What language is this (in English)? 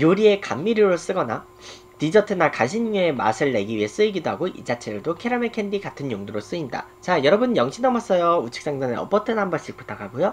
Korean